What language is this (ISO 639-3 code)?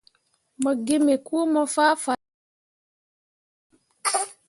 mua